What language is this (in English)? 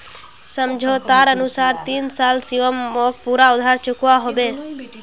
Magahi